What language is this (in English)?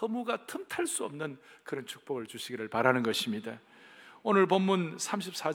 Korean